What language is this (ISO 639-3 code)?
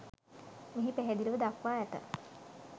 sin